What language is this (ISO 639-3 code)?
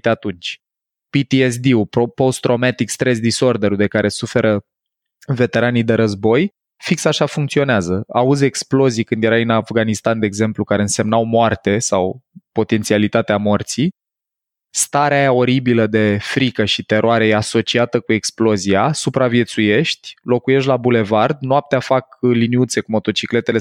ron